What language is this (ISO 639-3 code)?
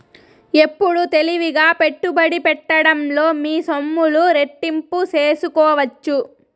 tel